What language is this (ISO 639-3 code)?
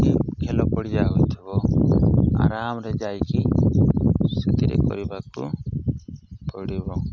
ori